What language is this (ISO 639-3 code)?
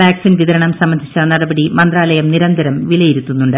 mal